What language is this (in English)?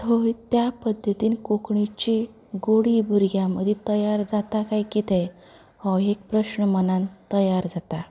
Konkani